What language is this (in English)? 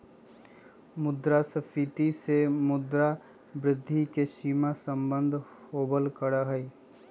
Magahi